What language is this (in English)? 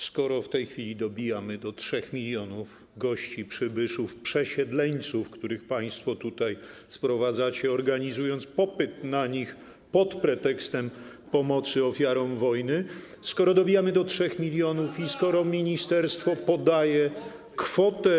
Polish